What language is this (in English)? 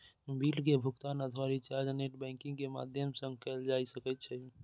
Maithili